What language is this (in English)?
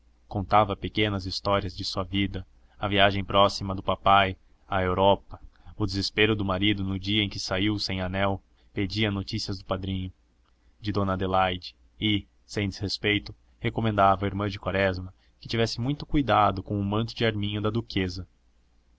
Portuguese